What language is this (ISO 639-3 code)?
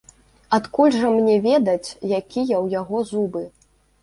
bel